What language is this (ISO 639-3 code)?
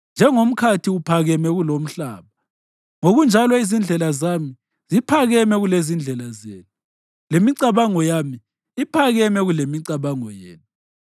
nde